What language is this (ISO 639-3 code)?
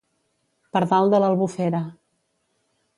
cat